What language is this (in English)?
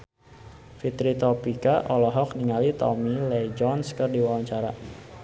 Sundanese